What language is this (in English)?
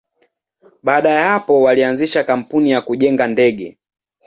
Swahili